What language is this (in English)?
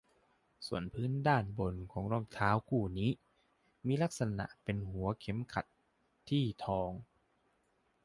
Thai